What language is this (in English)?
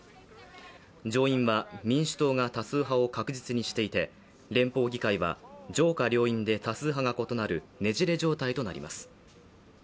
Japanese